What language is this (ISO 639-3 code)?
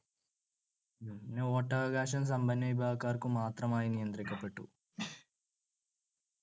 mal